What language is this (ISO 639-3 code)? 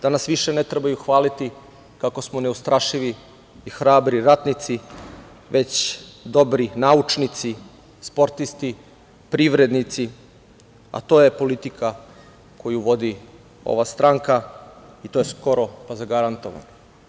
srp